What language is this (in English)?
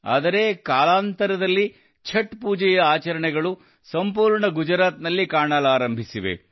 Kannada